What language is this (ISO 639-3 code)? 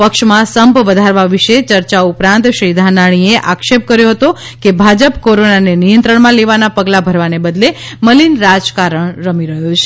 guj